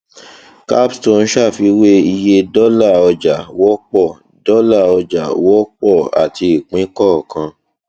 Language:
Yoruba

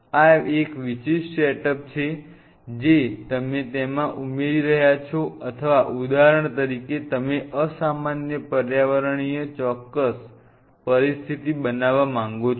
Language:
Gujarati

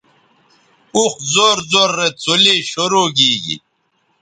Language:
Bateri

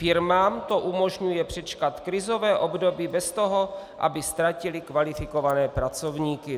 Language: Czech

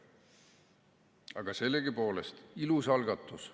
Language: Estonian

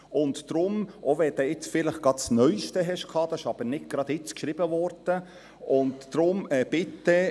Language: Swiss German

